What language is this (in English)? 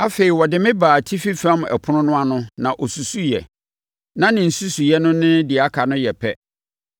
Akan